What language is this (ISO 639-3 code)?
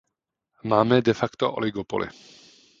ces